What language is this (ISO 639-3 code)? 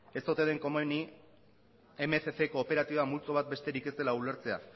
eus